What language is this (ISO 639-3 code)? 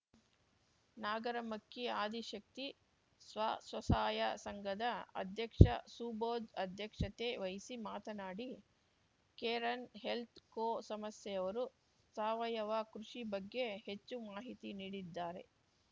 kan